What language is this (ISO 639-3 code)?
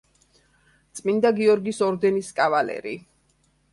kat